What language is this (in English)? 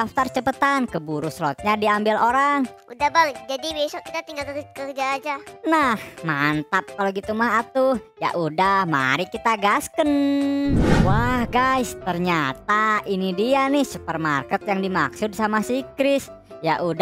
Indonesian